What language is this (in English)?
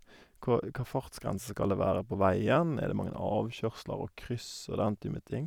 Norwegian